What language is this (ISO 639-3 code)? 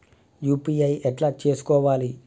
tel